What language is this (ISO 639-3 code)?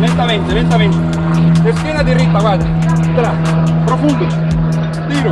spa